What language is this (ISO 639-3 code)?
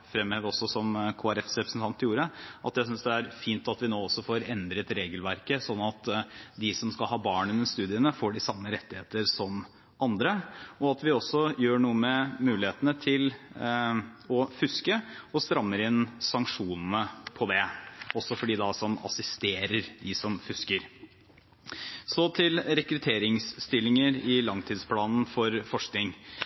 nob